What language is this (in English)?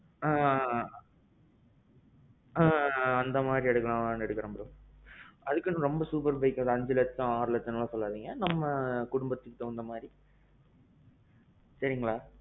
Tamil